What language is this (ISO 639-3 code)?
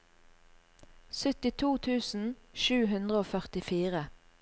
nor